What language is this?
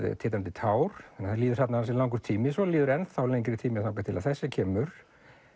Icelandic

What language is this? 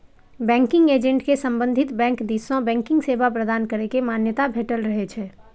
Maithili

